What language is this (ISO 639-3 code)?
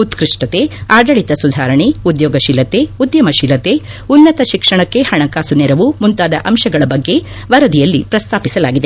kan